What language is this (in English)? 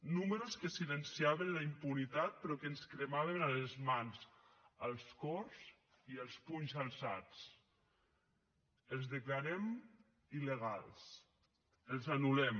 Catalan